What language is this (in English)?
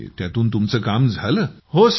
Marathi